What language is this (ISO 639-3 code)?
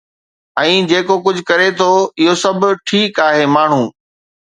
snd